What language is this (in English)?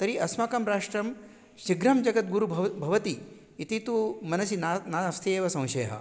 Sanskrit